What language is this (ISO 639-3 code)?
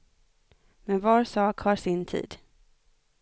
swe